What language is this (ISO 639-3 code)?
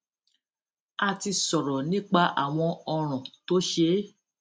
yor